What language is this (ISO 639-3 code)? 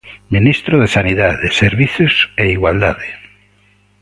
glg